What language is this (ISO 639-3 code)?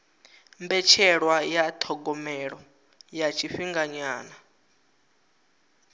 ven